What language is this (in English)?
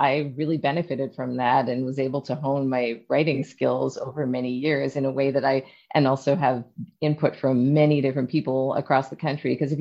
English